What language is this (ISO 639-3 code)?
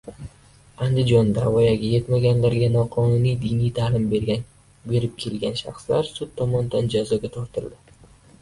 uzb